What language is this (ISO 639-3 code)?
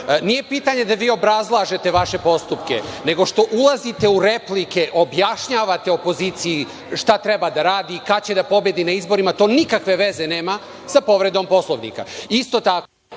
srp